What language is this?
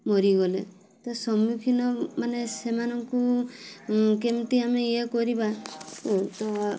Odia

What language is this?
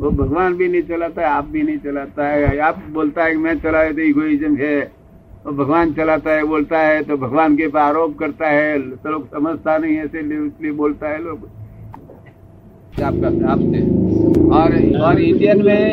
Hindi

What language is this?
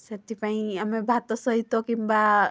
Odia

